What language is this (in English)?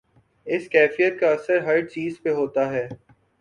Urdu